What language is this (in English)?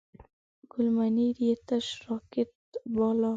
Pashto